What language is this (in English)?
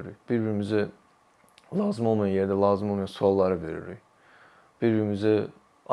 Turkish